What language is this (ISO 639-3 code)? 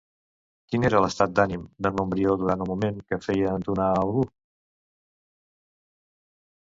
cat